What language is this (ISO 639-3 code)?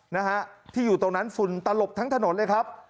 tha